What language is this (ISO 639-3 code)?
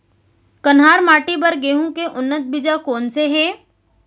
hne